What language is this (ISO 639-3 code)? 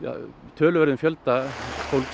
isl